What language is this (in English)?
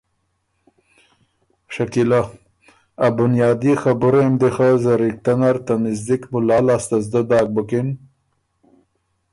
Ormuri